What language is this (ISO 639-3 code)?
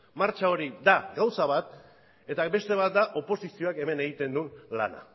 eus